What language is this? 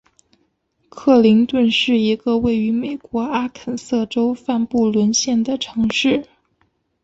Chinese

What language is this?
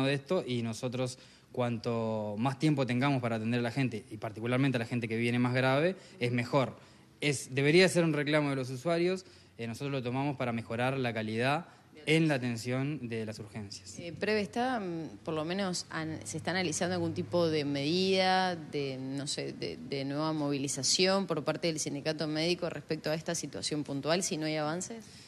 Spanish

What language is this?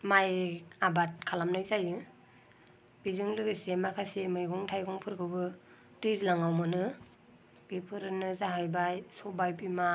Bodo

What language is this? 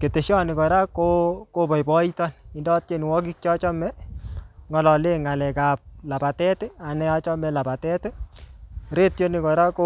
Kalenjin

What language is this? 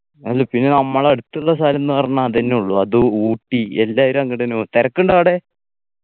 Malayalam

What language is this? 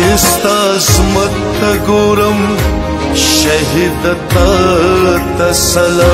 Romanian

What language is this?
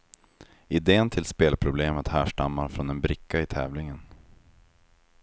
Swedish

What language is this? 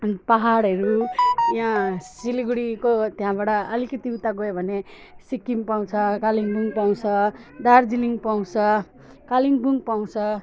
Nepali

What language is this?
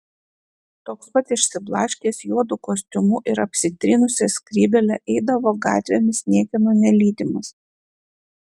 Lithuanian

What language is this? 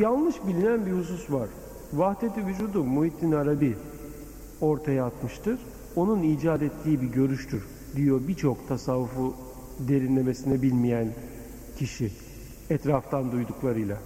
Turkish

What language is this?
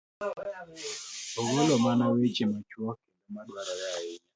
Luo (Kenya and Tanzania)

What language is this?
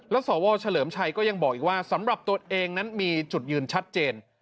Thai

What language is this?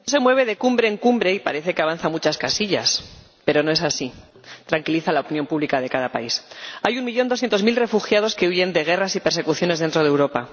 Spanish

